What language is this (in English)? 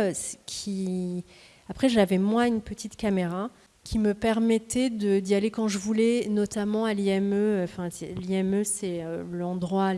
French